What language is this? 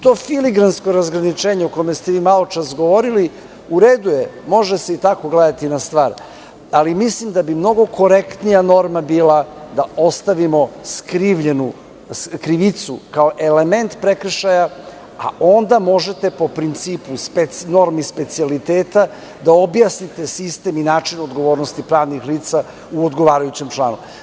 Serbian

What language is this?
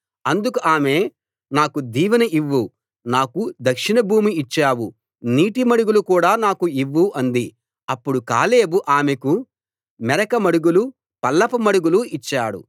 Telugu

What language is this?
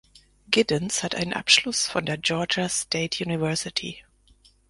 German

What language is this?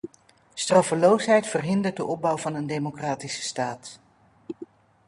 Dutch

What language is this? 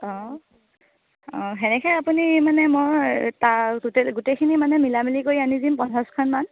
Assamese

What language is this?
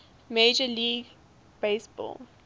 English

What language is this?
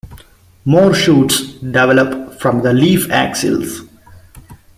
English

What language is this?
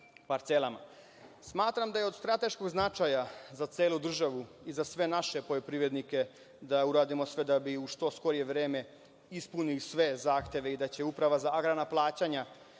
Serbian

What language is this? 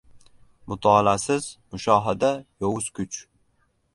Uzbek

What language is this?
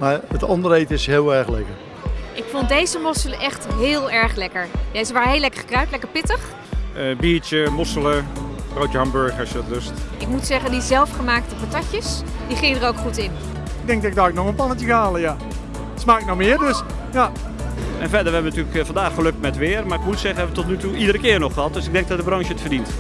Dutch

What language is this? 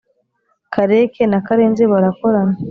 Kinyarwanda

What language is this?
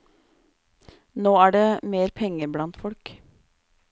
Norwegian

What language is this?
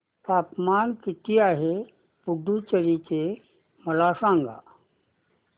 Marathi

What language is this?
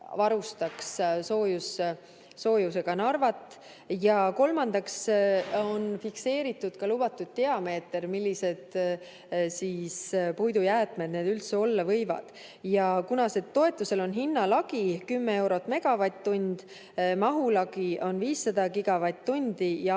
Estonian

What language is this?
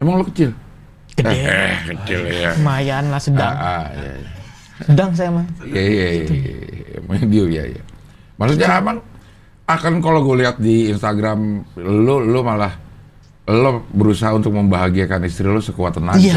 Indonesian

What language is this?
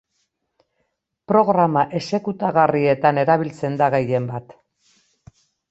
Basque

